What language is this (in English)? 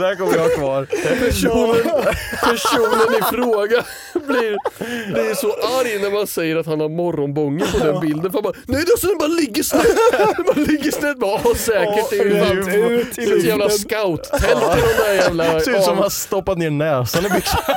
Swedish